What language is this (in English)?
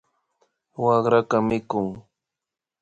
Imbabura Highland Quichua